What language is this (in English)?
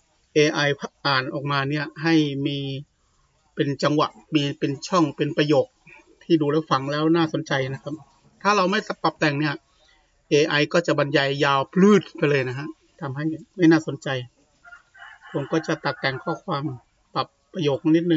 Thai